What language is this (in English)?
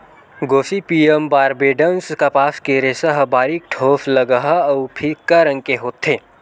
Chhattisgarhi